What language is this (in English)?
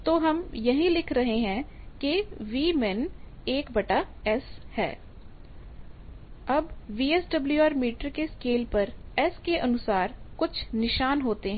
Hindi